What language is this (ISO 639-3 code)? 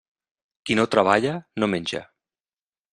cat